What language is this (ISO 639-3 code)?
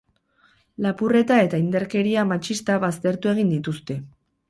eus